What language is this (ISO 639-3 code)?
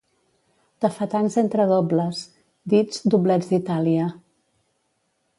cat